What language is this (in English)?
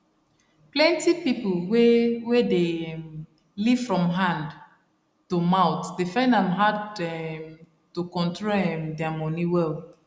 Nigerian Pidgin